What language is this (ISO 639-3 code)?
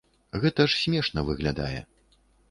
bel